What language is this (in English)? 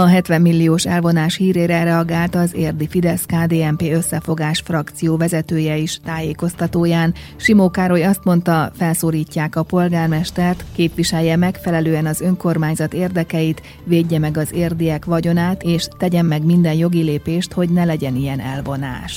Hungarian